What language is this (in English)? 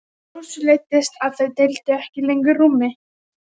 Icelandic